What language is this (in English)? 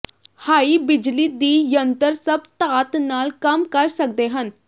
Punjabi